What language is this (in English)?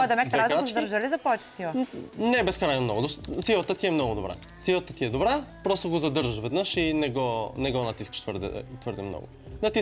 Bulgarian